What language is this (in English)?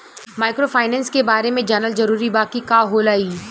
Bhojpuri